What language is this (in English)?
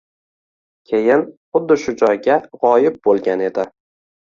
Uzbek